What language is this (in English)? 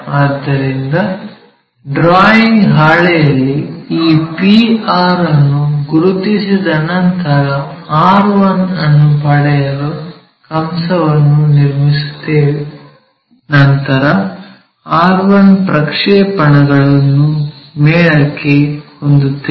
Kannada